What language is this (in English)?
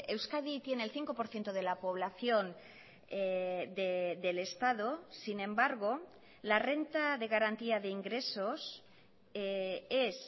Spanish